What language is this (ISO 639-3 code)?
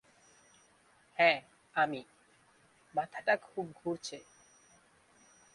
ben